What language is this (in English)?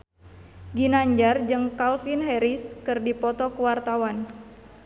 Sundanese